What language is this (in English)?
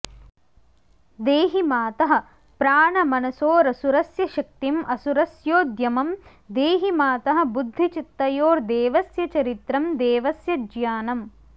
Sanskrit